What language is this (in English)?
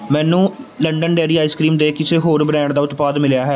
Punjabi